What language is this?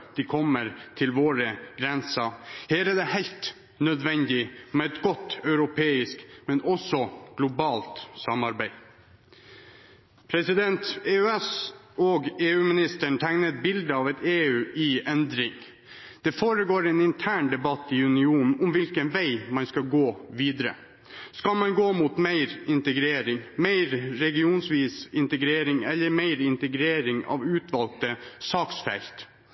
Norwegian Bokmål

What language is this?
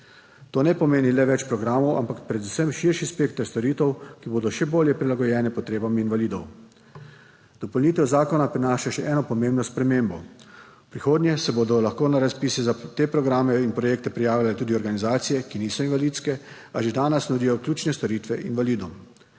Slovenian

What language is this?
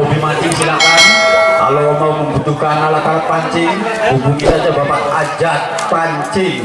Indonesian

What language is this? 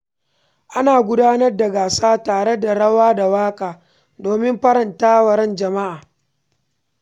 Hausa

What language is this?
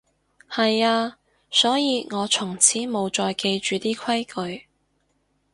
Cantonese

